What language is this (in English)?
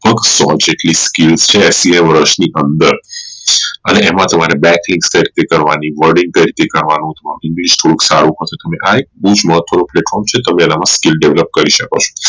Gujarati